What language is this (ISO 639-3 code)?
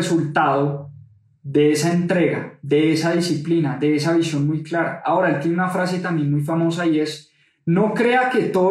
spa